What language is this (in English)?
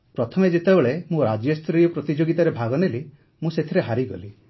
Odia